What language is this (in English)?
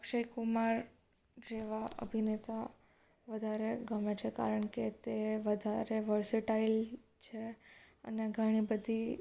Gujarati